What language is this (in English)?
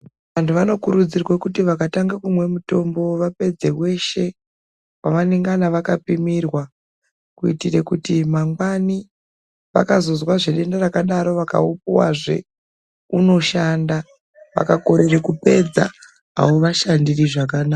Ndau